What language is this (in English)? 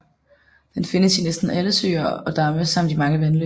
Danish